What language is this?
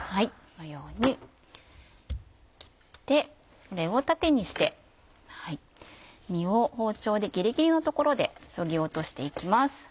Japanese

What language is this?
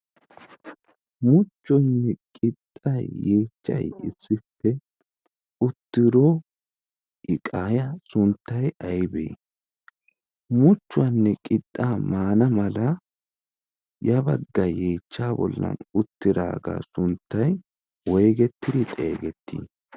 Wolaytta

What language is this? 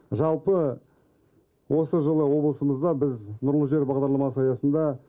Kazakh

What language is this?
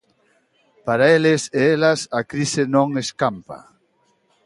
Galician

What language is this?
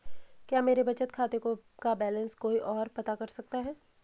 Hindi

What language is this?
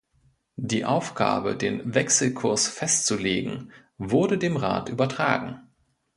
German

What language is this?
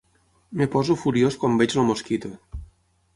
Catalan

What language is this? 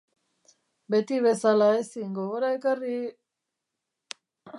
Basque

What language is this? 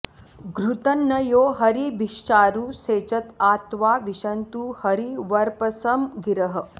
Sanskrit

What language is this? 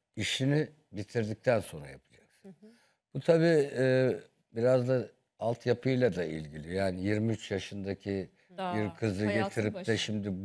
Turkish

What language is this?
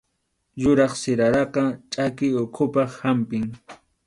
Arequipa-La Unión Quechua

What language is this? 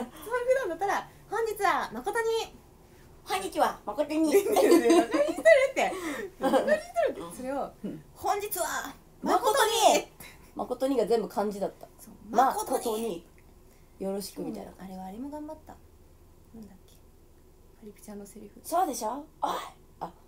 Japanese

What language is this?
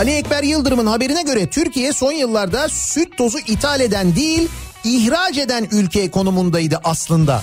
Turkish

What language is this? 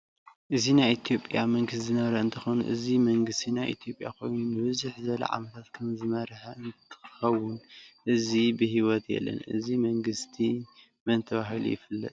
Tigrinya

